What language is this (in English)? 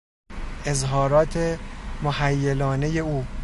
Persian